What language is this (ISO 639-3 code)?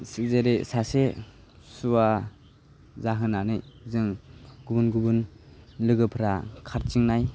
brx